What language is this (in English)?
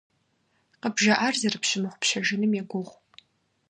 Kabardian